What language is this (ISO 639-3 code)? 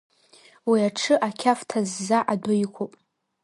abk